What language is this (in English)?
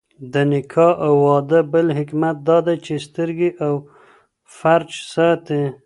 Pashto